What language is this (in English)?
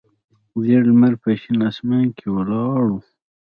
Pashto